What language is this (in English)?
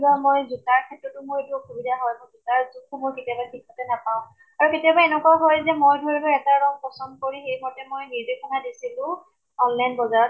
Assamese